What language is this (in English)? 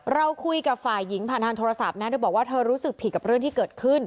Thai